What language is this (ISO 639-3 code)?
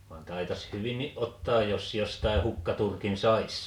fin